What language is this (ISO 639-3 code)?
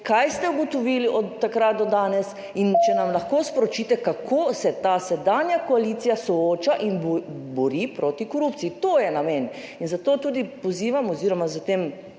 slv